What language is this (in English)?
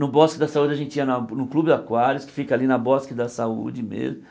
Portuguese